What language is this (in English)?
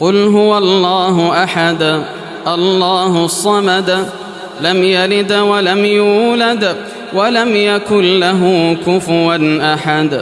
Arabic